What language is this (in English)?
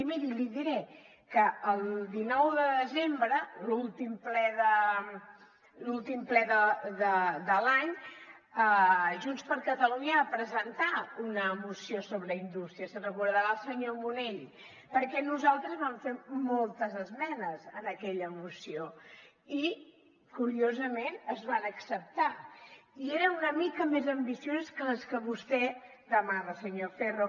Catalan